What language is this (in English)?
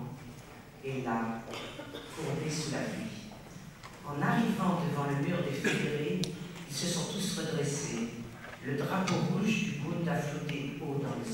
French